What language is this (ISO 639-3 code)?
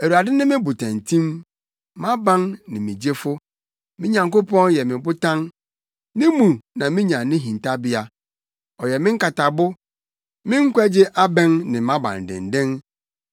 aka